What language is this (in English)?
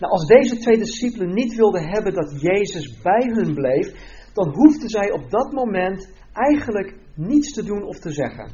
Dutch